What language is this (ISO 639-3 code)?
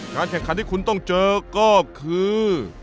tha